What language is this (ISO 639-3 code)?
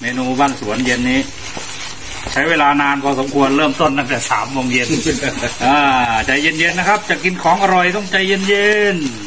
tha